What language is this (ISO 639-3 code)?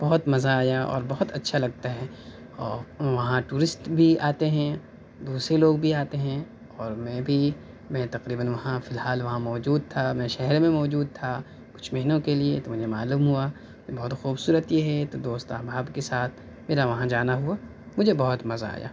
urd